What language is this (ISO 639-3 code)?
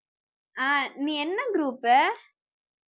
tam